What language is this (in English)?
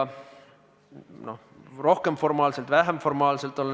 Estonian